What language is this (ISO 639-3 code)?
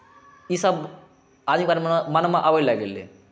mai